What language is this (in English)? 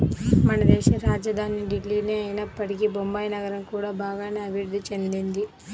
Telugu